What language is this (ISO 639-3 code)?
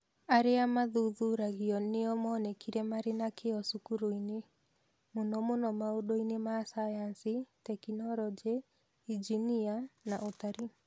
kik